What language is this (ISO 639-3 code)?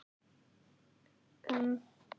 isl